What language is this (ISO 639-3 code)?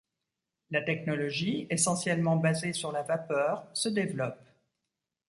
fra